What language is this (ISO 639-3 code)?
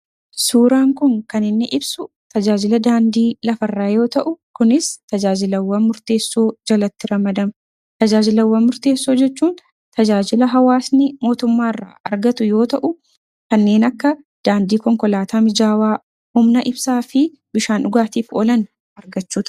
orm